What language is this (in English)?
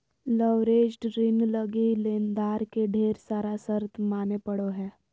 Magahi